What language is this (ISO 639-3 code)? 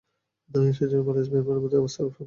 ben